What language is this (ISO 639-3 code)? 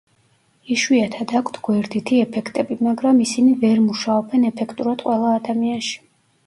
kat